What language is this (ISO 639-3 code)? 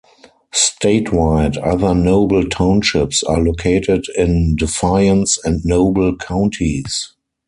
eng